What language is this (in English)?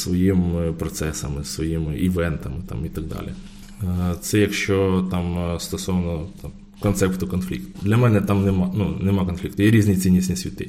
Ukrainian